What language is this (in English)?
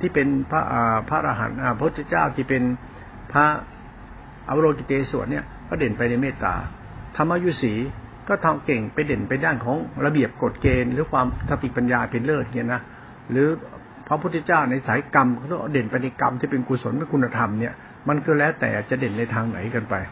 Thai